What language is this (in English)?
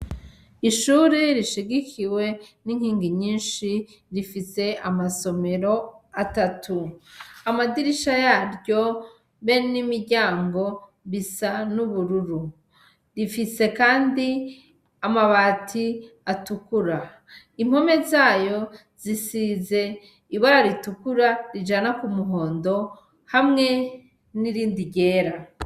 Rundi